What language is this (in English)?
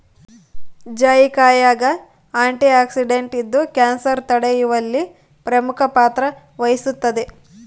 Kannada